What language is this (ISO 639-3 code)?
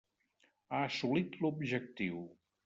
cat